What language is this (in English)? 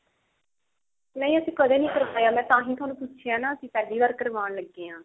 Punjabi